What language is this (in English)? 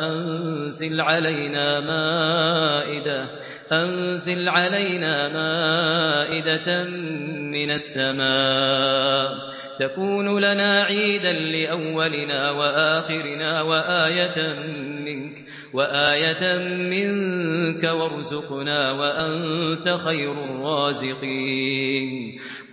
Arabic